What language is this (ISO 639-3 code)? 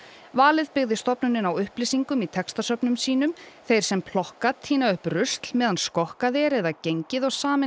isl